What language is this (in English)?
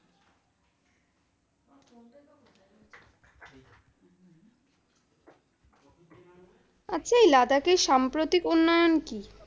Bangla